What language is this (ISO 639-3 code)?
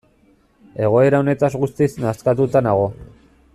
eus